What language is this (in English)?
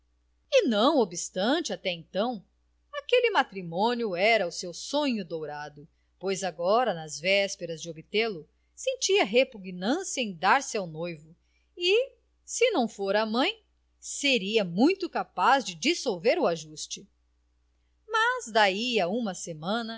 Portuguese